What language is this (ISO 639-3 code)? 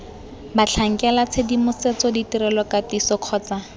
tsn